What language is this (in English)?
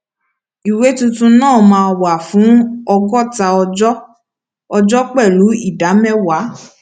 Yoruba